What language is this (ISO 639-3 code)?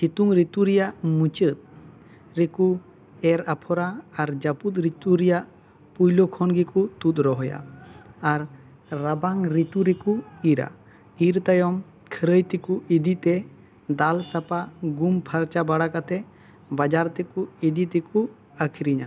sat